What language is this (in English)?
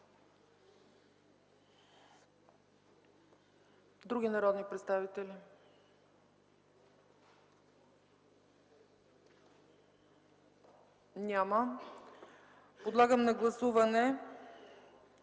Bulgarian